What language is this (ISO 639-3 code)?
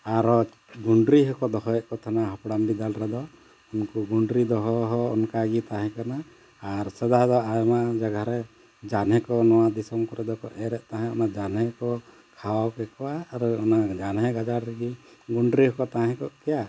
sat